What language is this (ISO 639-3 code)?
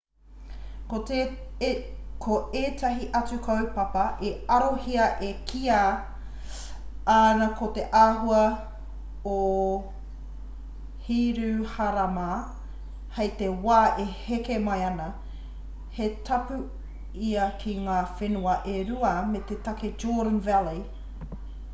mri